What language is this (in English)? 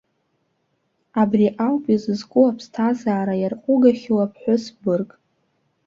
Abkhazian